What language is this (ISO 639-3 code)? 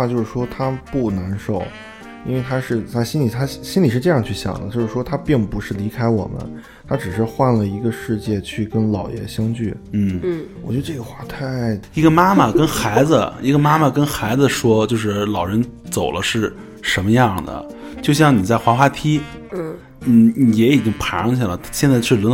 zho